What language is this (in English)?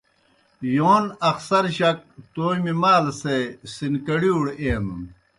Kohistani Shina